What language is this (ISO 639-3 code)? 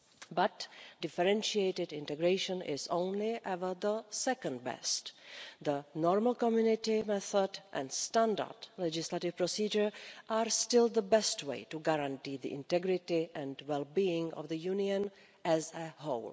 eng